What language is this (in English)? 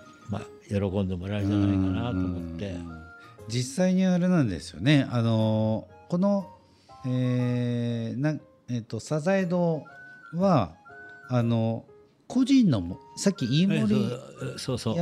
Japanese